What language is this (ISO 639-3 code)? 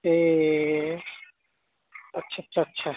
brx